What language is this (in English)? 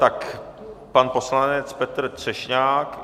Czech